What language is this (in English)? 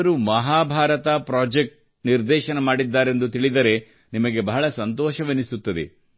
Kannada